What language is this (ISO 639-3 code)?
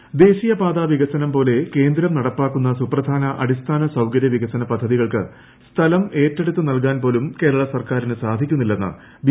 mal